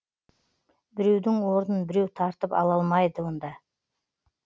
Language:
Kazakh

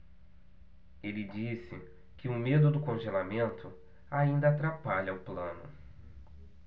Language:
Portuguese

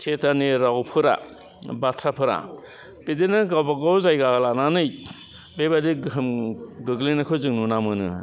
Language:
Bodo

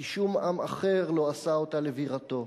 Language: Hebrew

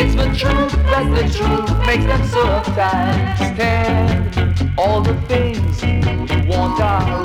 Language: English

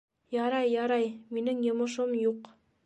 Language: Bashkir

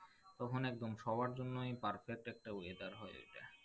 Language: Bangla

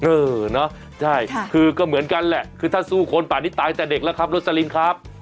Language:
Thai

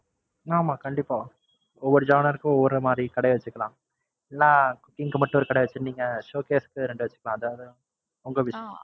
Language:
Tamil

